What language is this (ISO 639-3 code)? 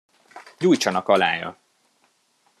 hun